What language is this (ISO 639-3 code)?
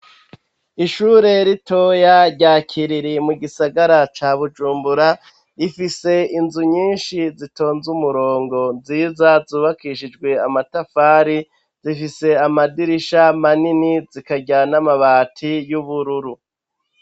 run